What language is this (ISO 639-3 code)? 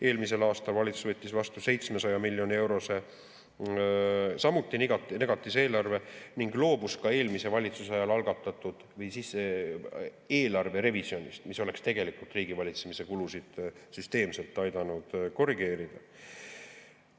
est